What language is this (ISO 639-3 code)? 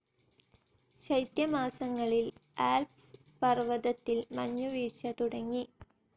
mal